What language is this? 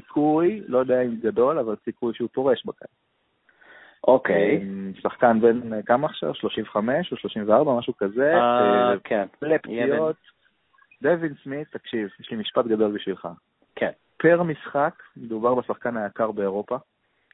Hebrew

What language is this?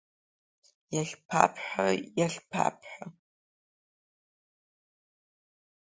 Abkhazian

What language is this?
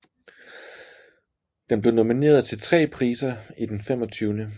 Danish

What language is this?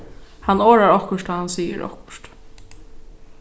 Faroese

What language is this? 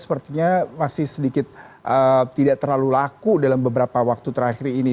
Indonesian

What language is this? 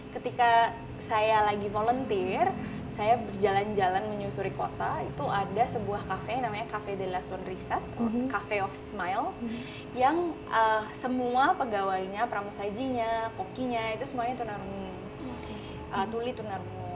Indonesian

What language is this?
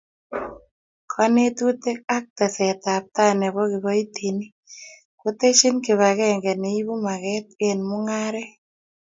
Kalenjin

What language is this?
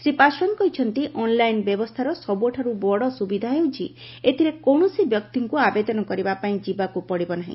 Odia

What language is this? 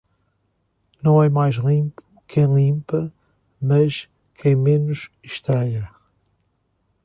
Portuguese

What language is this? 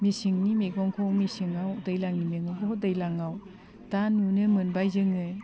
Bodo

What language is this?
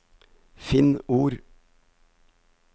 Norwegian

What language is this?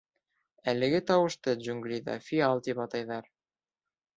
Bashkir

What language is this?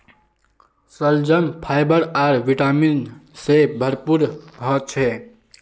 Magahi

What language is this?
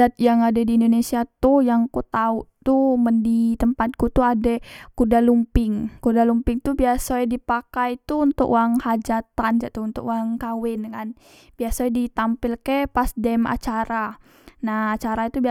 Musi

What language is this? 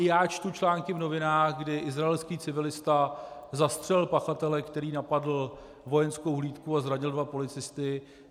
Czech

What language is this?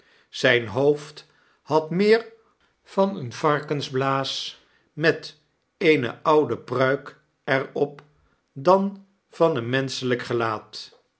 Dutch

